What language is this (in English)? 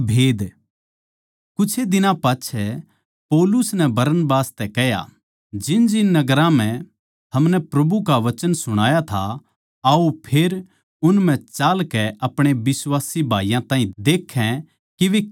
Haryanvi